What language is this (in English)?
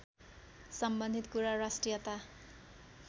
Nepali